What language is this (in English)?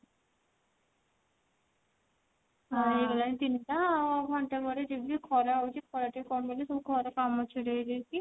Odia